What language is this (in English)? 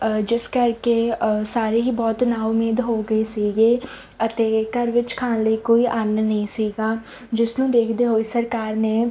Punjabi